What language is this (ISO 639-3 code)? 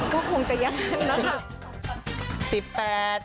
tha